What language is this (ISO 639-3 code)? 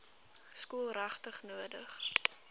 afr